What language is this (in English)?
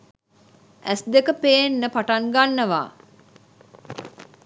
Sinhala